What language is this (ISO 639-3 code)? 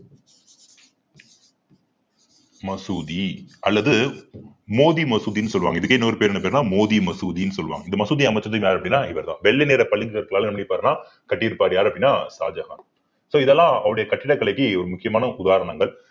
tam